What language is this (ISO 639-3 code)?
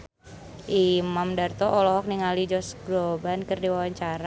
sun